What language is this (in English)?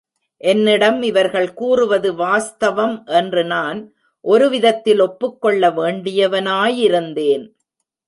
Tamil